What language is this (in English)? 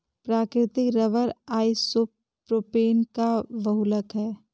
Hindi